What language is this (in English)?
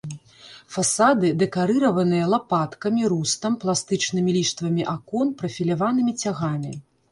Belarusian